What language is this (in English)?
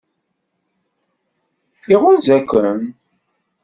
Kabyle